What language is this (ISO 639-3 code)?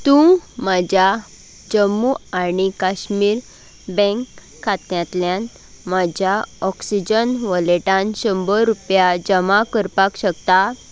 kok